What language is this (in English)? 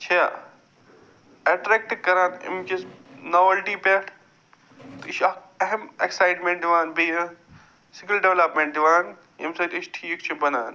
Kashmiri